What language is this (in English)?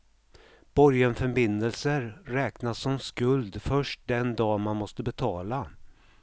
Swedish